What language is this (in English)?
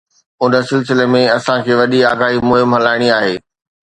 Sindhi